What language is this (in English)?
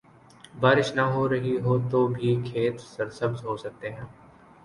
Urdu